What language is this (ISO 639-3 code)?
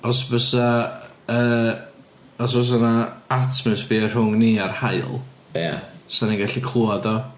cym